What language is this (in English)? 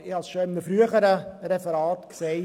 Swiss German